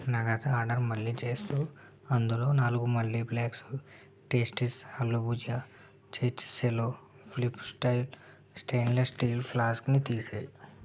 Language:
Telugu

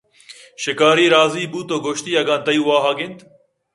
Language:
Eastern Balochi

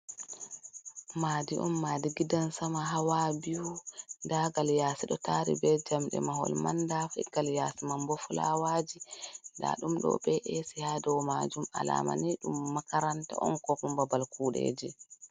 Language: Fula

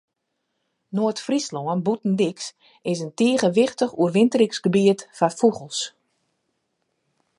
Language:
Western Frisian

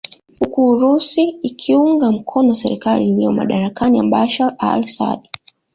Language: Swahili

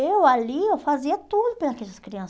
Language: Portuguese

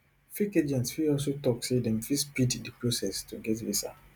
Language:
Nigerian Pidgin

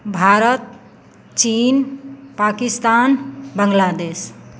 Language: Maithili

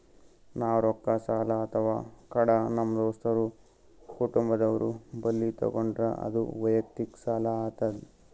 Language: Kannada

